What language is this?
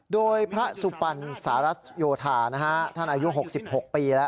Thai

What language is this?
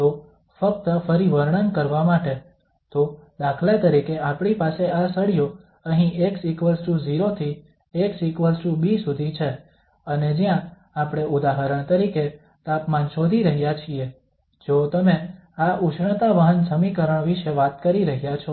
Gujarati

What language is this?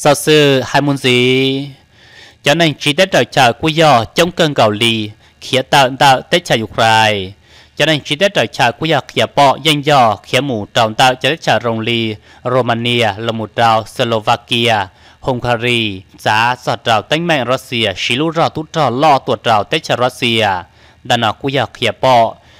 Thai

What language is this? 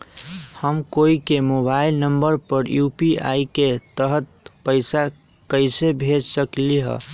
Magahi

